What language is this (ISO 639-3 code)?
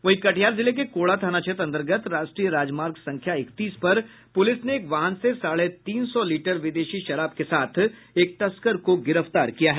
hin